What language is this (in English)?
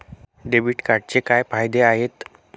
Marathi